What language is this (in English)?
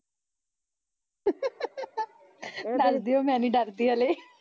Punjabi